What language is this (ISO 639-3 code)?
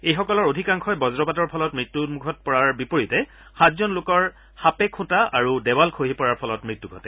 asm